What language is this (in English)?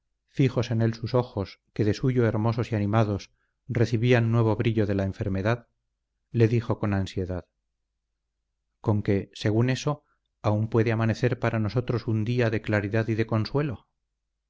Spanish